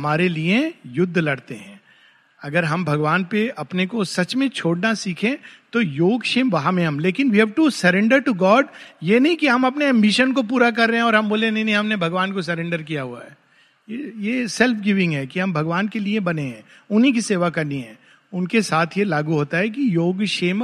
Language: Hindi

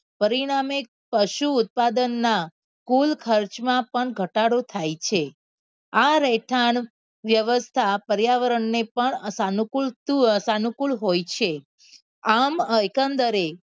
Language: Gujarati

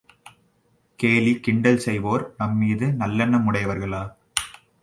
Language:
Tamil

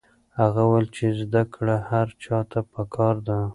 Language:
Pashto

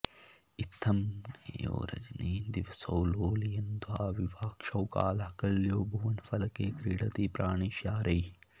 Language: Sanskrit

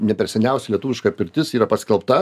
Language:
Lithuanian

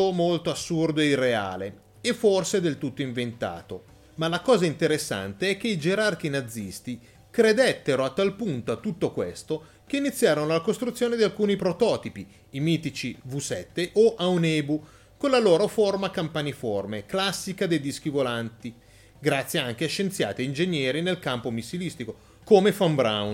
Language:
Italian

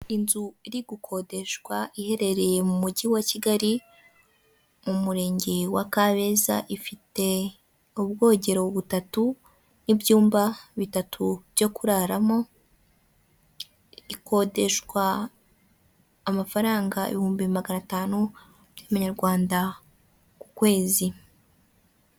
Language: Kinyarwanda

